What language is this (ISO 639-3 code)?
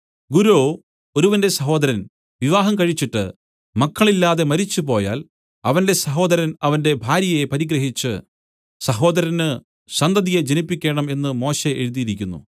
mal